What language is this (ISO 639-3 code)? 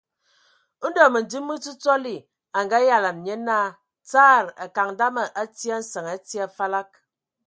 ewo